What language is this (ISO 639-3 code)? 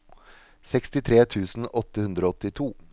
nor